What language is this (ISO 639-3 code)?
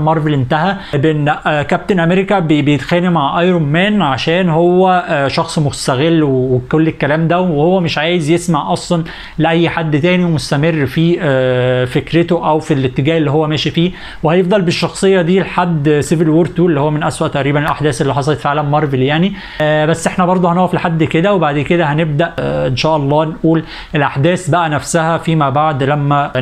ara